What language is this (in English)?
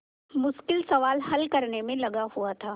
Hindi